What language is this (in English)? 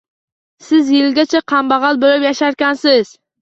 Uzbek